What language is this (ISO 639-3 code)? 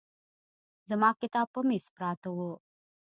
pus